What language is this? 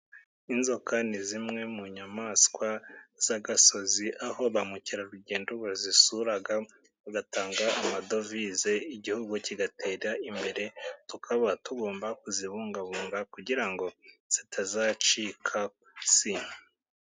Kinyarwanda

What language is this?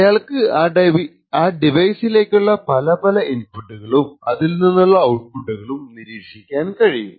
Malayalam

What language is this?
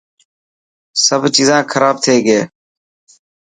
Dhatki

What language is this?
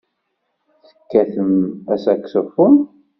Kabyle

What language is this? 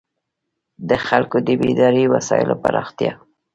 Pashto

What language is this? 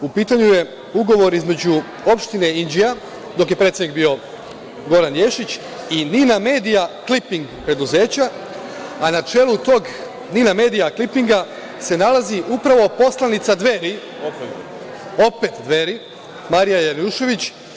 Serbian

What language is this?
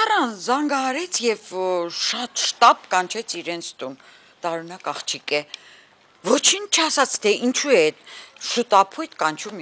Romanian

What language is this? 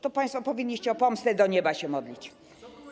Polish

